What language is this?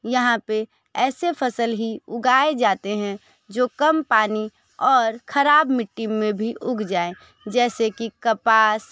Hindi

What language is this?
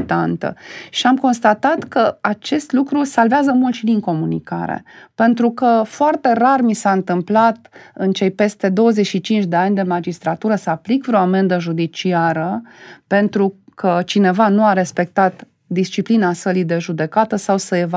Romanian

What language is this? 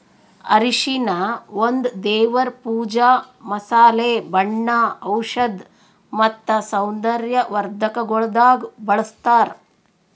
Kannada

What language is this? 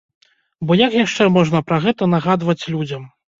Belarusian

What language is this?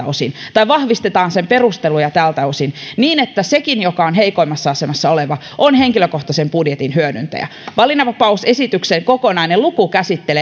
Finnish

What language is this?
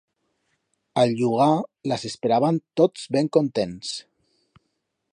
Aragonese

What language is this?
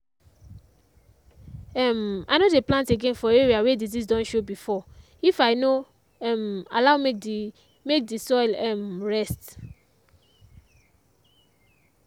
Nigerian Pidgin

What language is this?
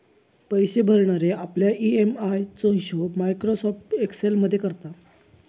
Marathi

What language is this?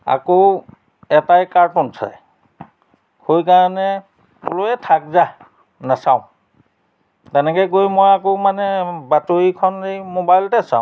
Assamese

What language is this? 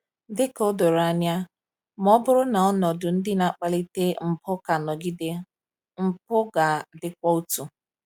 Igbo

